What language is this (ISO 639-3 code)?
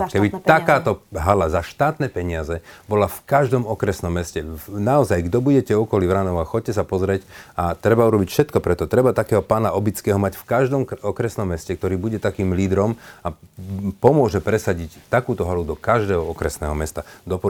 slk